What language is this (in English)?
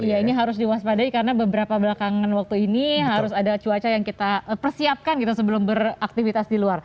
Indonesian